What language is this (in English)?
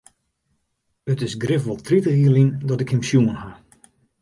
Western Frisian